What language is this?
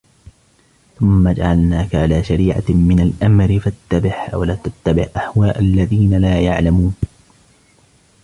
Arabic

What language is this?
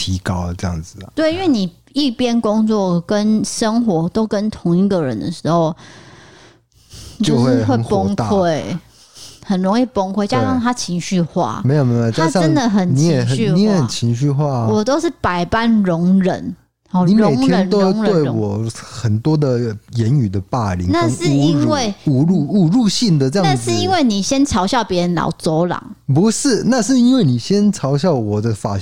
Chinese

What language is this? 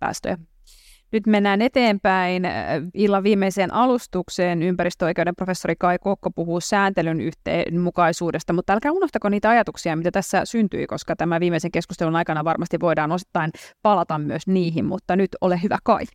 Finnish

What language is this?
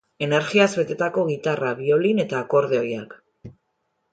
Basque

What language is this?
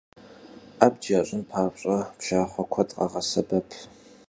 Kabardian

